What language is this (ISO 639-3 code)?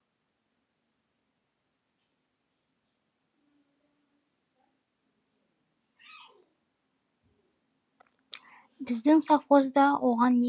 kaz